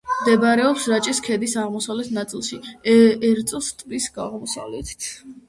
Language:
Georgian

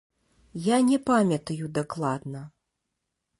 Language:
Belarusian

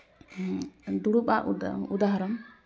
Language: Santali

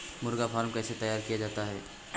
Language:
Hindi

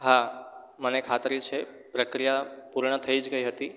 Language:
Gujarati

